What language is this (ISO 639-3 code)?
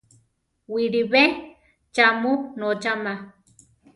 tar